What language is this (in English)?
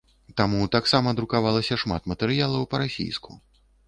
Belarusian